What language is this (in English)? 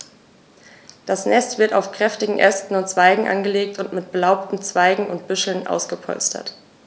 German